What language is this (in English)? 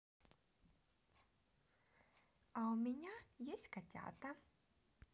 Russian